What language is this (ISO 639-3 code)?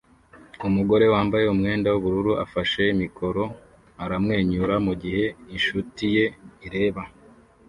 kin